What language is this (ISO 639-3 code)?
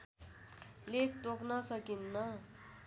nep